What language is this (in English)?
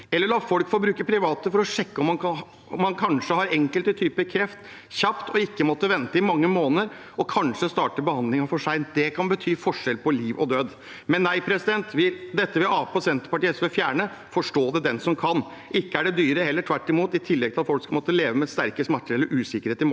Norwegian